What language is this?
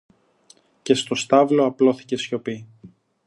Greek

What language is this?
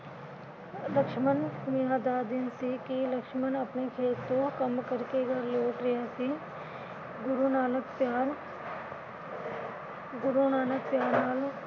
Punjabi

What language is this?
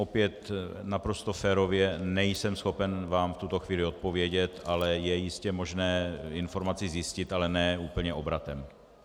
Czech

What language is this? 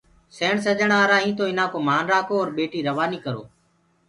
Gurgula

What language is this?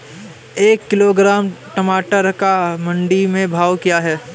Hindi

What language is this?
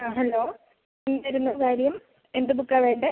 Malayalam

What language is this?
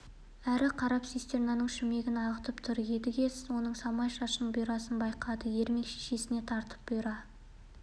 Kazakh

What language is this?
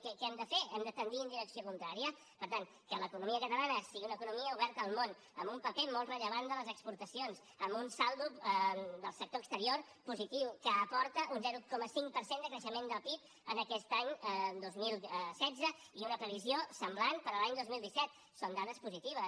Catalan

